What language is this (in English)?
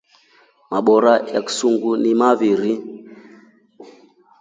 Rombo